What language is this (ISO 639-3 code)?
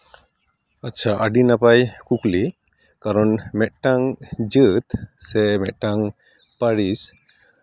sat